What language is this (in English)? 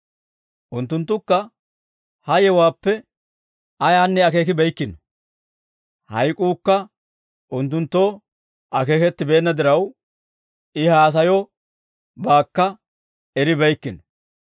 Dawro